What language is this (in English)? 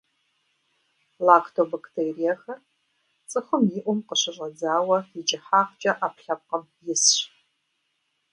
Kabardian